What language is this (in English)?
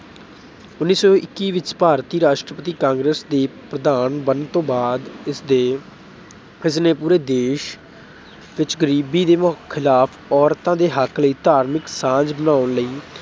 Punjabi